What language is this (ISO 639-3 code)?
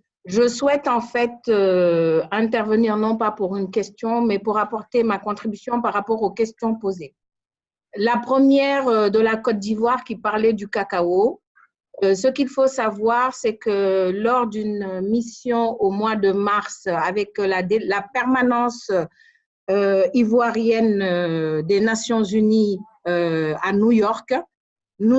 fra